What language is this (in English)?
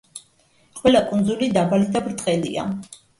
Georgian